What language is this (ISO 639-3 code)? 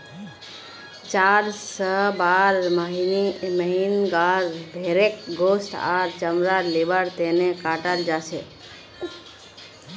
mag